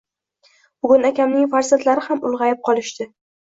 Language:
Uzbek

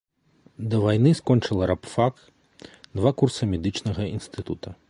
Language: Belarusian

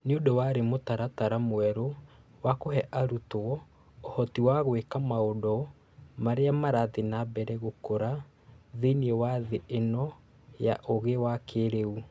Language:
Kikuyu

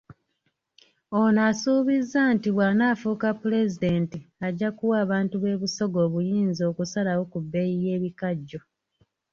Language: Ganda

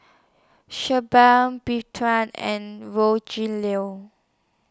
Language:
English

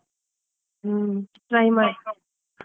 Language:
Kannada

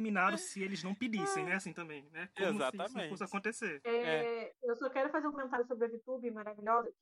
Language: Portuguese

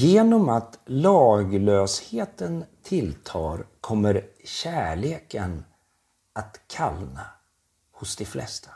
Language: Swedish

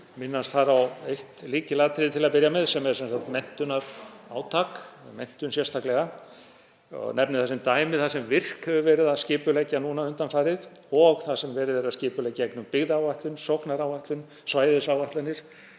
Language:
Icelandic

